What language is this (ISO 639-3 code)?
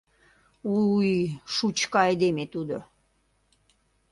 chm